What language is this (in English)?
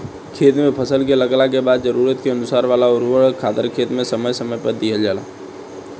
Bhojpuri